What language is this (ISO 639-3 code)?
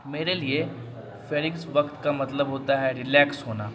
urd